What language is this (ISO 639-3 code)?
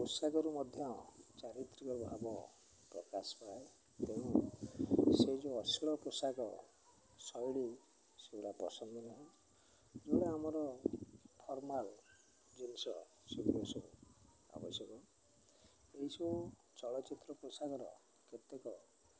ori